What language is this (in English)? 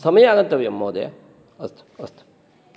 Sanskrit